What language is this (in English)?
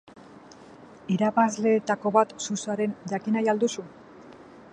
Basque